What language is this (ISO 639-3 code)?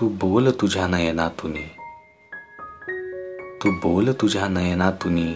mar